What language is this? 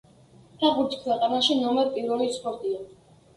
Georgian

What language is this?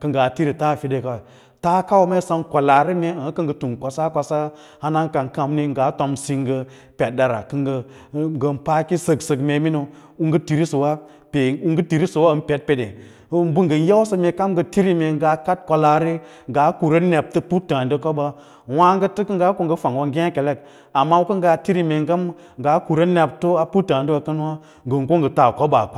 Lala-Roba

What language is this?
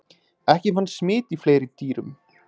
Icelandic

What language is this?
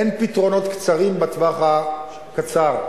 Hebrew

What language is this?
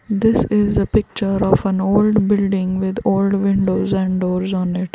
English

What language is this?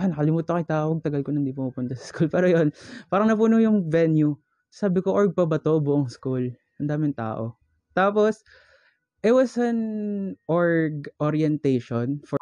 Filipino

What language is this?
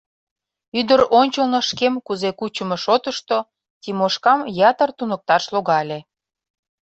Mari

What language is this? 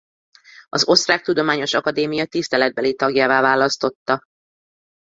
Hungarian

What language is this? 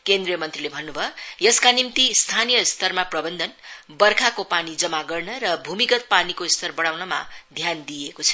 Nepali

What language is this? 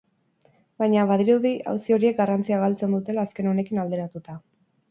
Basque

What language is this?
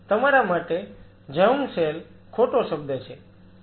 Gujarati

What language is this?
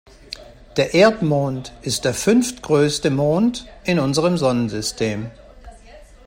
German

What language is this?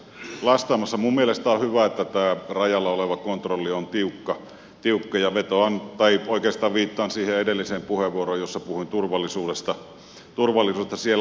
Finnish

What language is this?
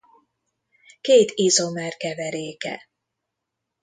Hungarian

